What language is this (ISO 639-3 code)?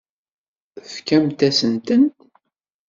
kab